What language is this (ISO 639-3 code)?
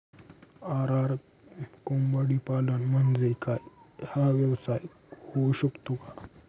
mar